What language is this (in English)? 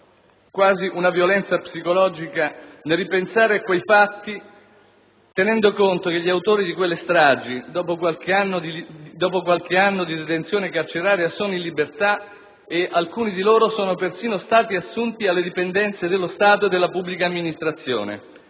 Italian